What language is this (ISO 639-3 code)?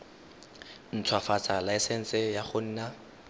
tsn